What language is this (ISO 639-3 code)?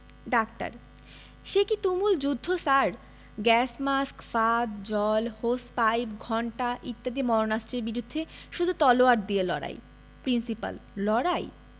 ben